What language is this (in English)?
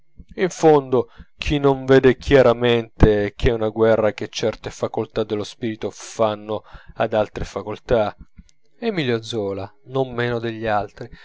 Italian